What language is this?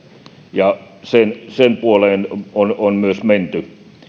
Finnish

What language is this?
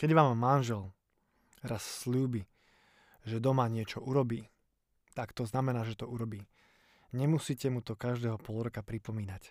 Slovak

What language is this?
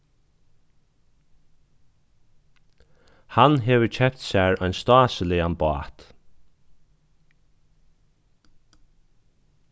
Faroese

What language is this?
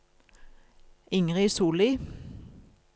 Norwegian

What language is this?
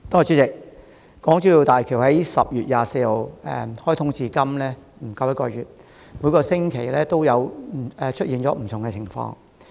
Cantonese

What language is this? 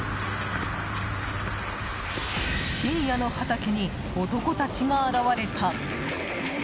Japanese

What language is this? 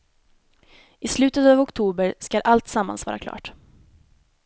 Swedish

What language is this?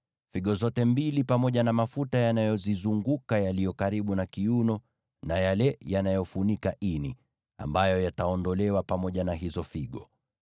Swahili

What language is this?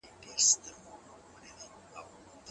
Pashto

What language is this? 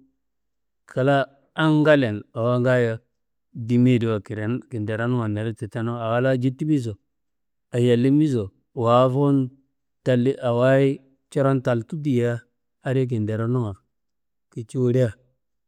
Kanembu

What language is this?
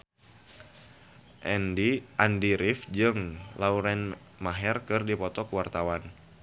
Sundanese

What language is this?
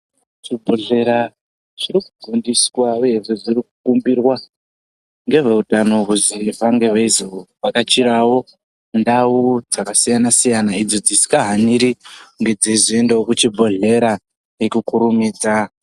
Ndau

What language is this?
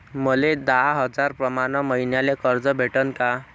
Marathi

